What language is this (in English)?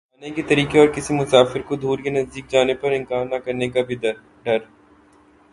Urdu